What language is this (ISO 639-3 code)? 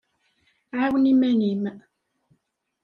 kab